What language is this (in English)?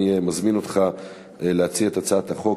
Hebrew